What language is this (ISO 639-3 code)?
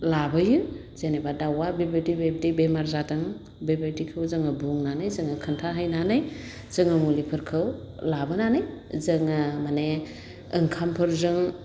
brx